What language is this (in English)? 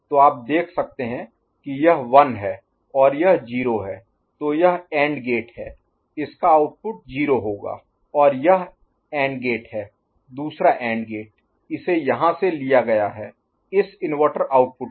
Hindi